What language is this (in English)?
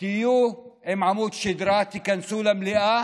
Hebrew